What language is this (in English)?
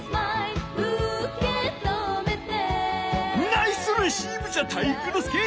Japanese